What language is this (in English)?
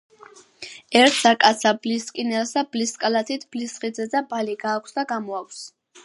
Georgian